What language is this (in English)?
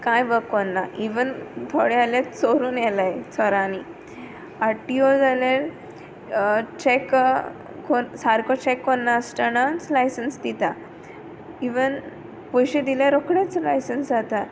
Konkani